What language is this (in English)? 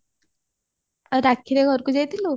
Odia